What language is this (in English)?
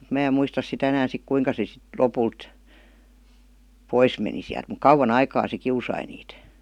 Finnish